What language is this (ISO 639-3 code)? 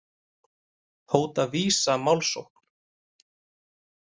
isl